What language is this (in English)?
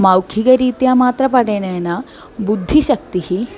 Sanskrit